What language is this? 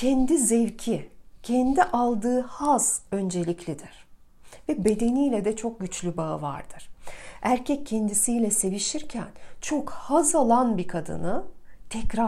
Turkish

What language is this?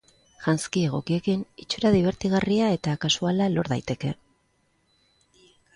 Basque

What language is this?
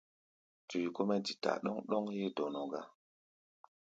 Gbaya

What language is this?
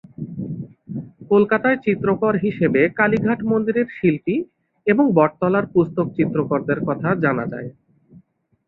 Bangla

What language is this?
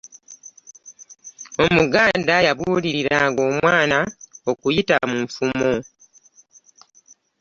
Ganda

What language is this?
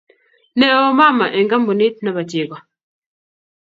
Kalenjin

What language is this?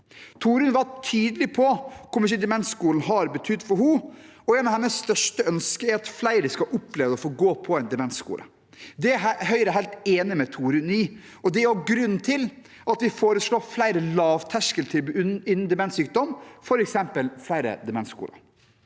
Norwegian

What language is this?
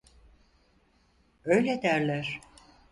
Turkish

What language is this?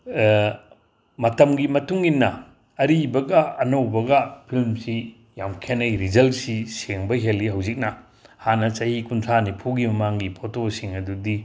Manipuri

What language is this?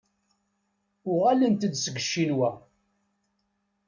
Kabyle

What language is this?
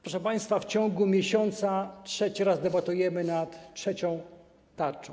Polish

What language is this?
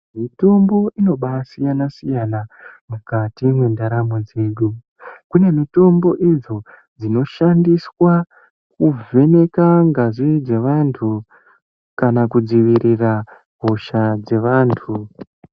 Ndau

